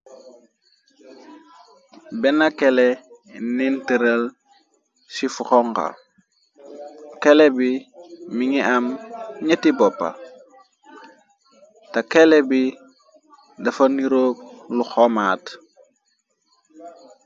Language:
Wolof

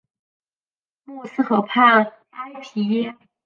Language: Chinese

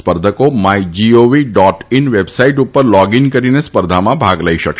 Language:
Gujarati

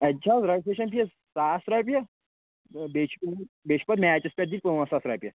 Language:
Kashmiri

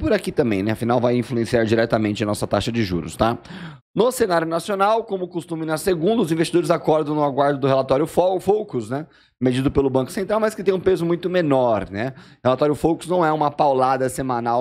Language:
Portuguese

